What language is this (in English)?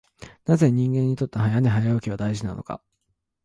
Japanese